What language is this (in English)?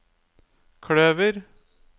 Norwegian